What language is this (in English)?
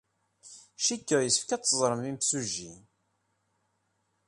Kabyle